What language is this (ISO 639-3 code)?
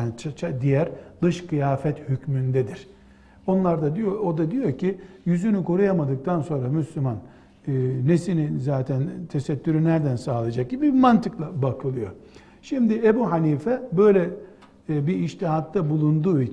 tur